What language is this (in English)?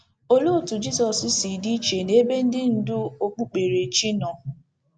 Igbo